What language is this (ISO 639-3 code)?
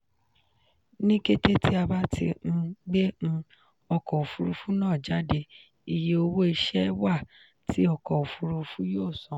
yor